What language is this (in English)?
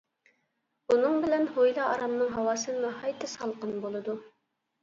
Uyghur